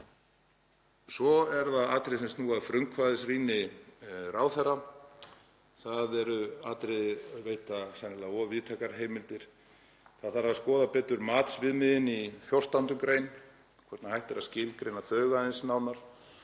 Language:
Icelandic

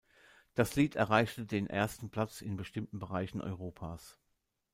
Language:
German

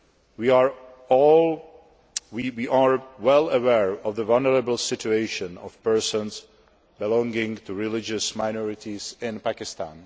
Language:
English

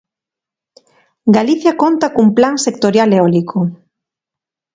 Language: Galician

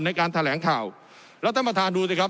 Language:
Thai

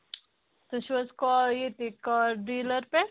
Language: Kashmiri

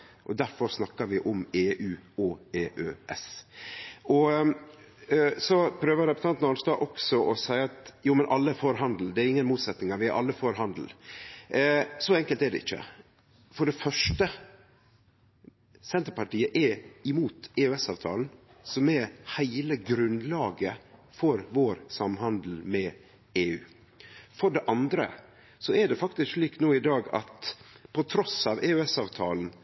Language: Norwegian Nynorsk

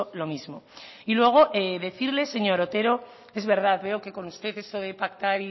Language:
Spanish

